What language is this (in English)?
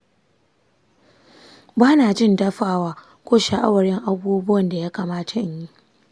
Hausa